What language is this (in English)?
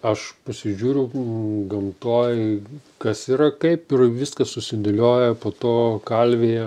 Lithuanian